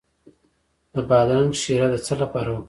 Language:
Pashto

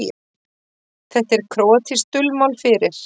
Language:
Icelandic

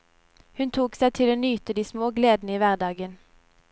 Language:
Norwegian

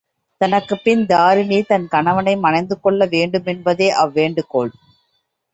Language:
Tamil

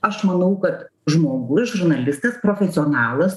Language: Lithuanian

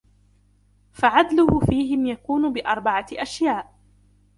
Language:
Arabic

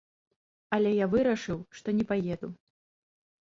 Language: Belarusian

